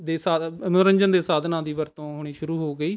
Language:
Punjabi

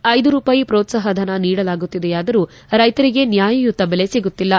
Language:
Kannada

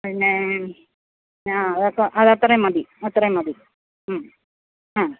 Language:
Malayalam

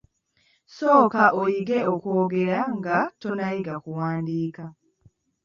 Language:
Ganda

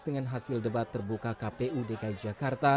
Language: Indonesian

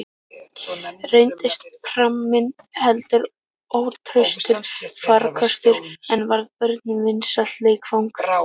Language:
Icelandic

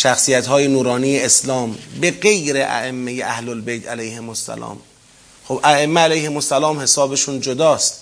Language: Persian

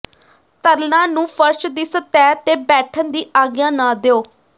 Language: Punjabi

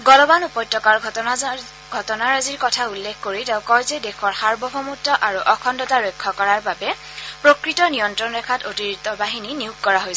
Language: Assamese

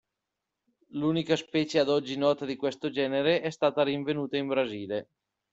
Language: Italian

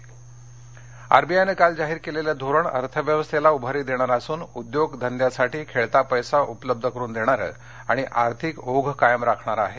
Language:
Marathi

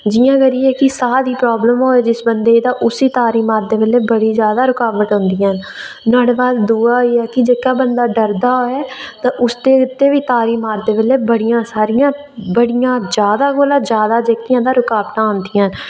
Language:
Dogri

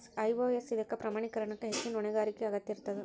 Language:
Kannada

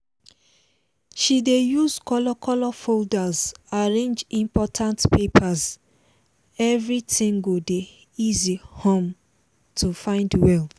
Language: Nigerian Pidgin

